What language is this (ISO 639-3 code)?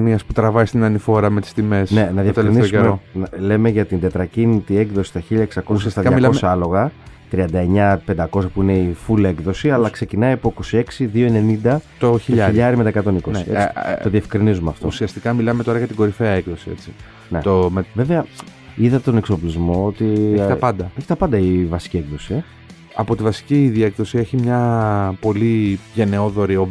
ell